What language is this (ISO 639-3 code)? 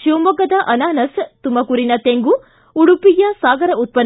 kan